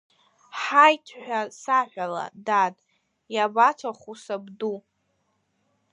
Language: Abkhazian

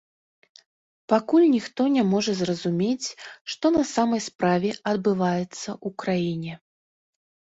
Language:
Belarusian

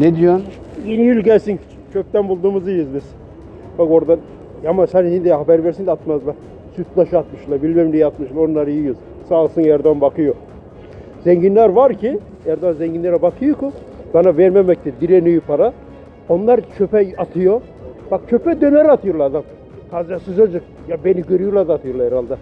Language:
Turkish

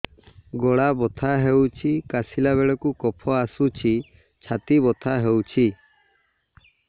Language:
Odia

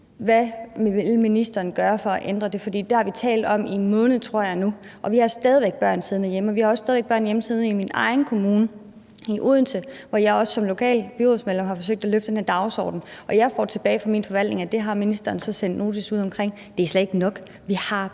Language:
Danish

